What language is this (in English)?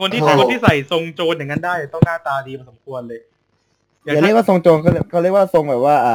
Thai